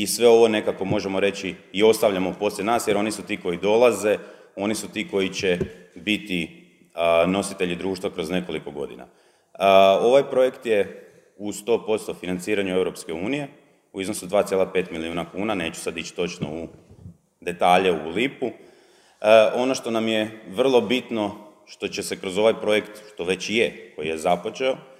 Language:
Croatian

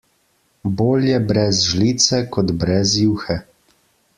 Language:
Slovenian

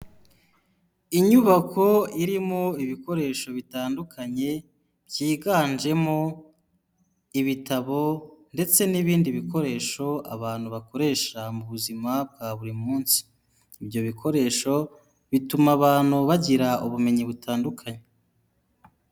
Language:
Kinyarwanda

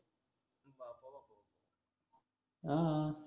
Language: Marathi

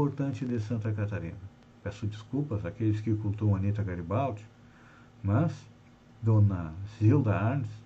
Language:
Portuguese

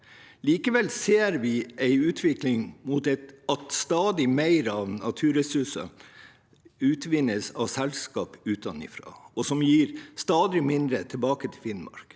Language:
Norwegian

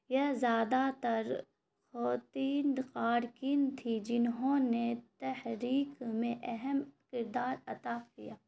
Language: Urdu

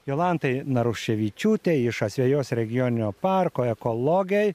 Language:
Lithuanian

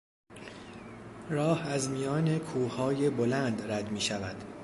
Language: Persian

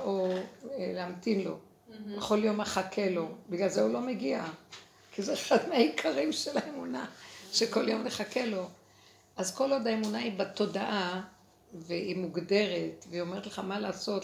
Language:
Hebrew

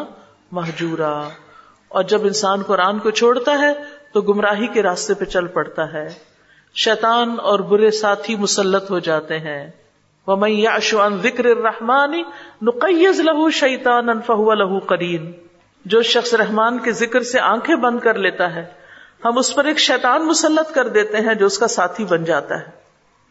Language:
Urdu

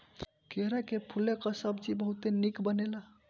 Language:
Bhojpuri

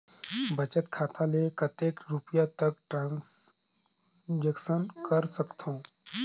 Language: Chhattisgarhi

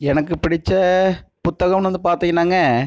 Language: Tamil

